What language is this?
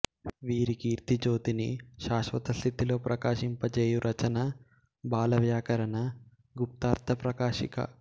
Telugu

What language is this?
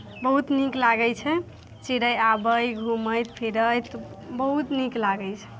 Maithili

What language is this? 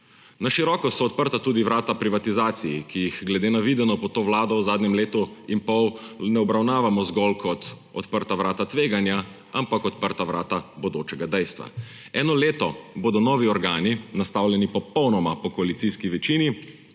Slovenian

